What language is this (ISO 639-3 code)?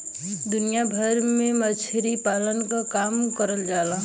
bho